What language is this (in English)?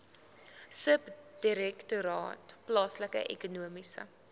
Afrikaans